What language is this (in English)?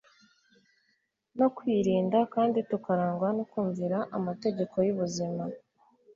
Kinyarwanda